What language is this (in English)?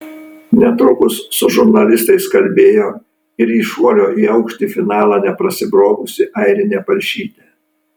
Lithuanian